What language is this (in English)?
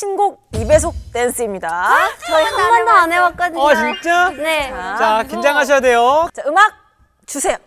Korean